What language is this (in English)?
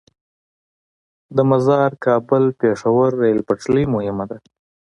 Pashto